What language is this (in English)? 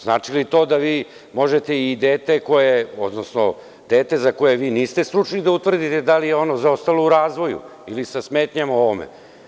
Serbian